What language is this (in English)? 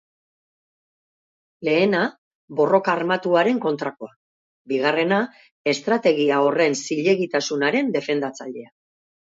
Basque